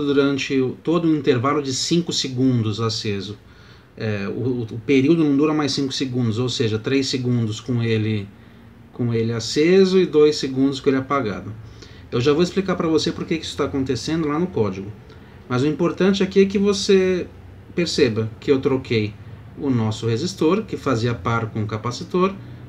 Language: Portuguese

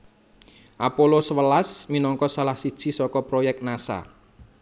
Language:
Javanese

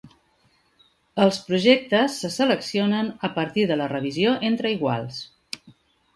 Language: Catalan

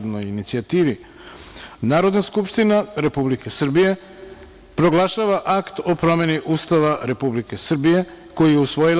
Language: Serbian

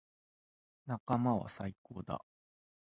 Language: Japanese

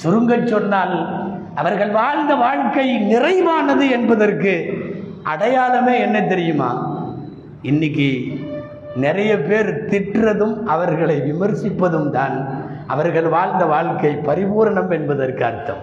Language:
Tamil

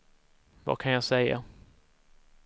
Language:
Swedish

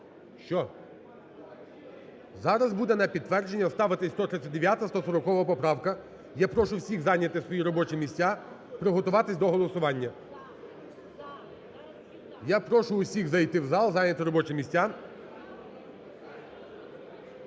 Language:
Ukrainian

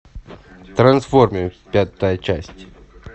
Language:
Russian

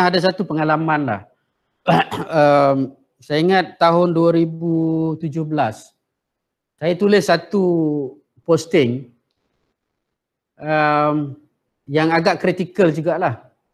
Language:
Malay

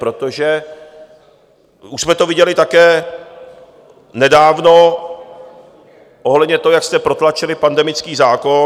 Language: Czech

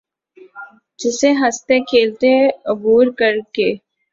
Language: Urdu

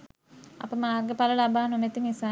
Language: Sinhala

